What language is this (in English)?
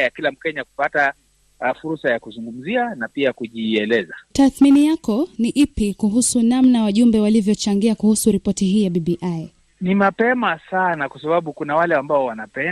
Swahili